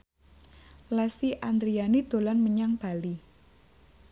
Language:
Javanese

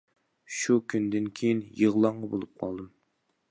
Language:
Uyghur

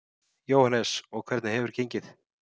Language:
Icelandic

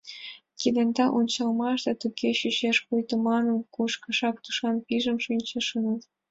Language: Mari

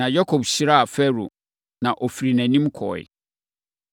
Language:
Akan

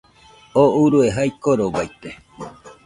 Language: Nüpode Huitoto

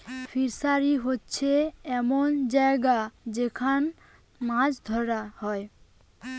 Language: Bangla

